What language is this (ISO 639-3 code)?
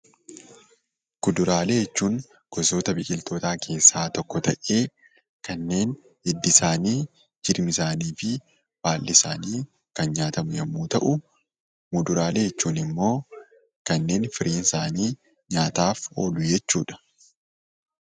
orm